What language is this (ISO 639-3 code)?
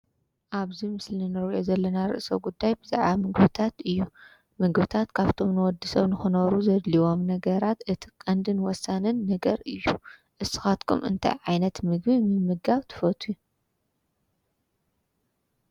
tir